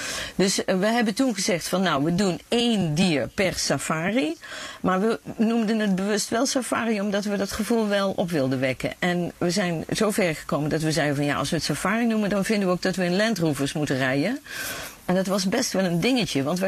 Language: Dutch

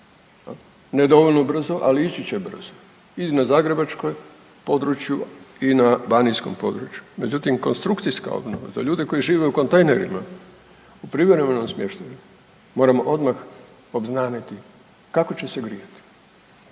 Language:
Croatian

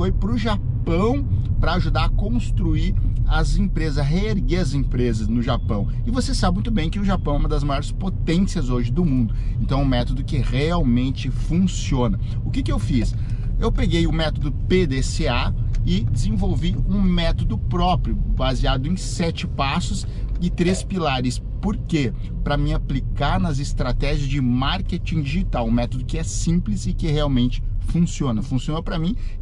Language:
Portuguese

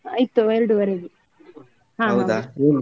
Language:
Kannada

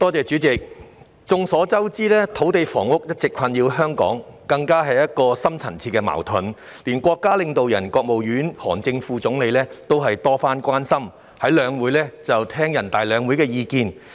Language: Cantonese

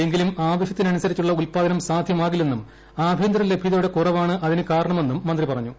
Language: Malayalam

